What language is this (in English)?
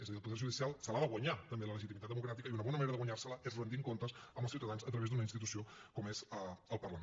Catalan